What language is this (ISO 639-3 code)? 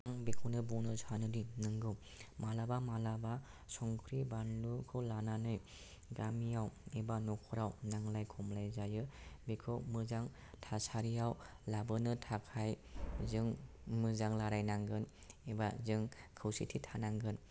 brx